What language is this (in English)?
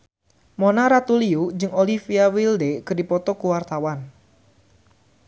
Sundanese